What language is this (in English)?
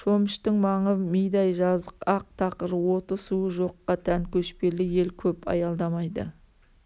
Kazakh